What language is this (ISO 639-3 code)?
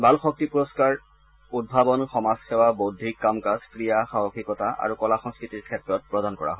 asm